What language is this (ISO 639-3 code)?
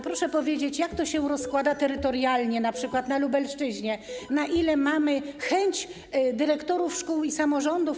pol